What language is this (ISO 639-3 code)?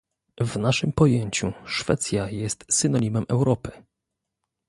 pol